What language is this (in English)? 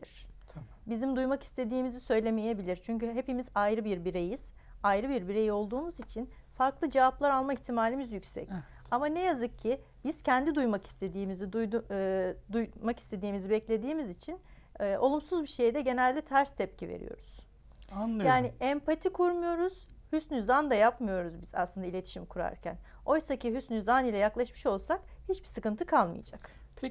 Turkish